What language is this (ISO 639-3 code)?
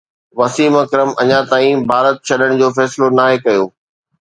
snd